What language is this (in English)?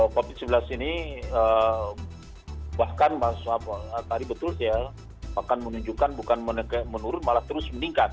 Indonesian